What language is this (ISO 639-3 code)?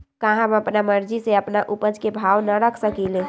mag